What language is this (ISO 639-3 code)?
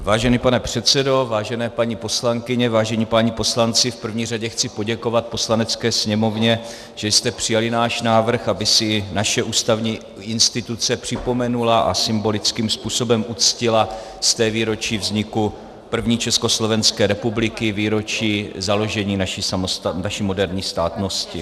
ces